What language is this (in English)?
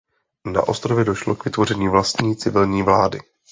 Czech